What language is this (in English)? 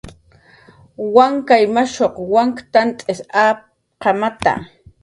Jaqaru